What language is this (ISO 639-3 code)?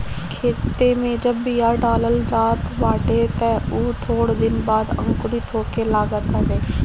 bho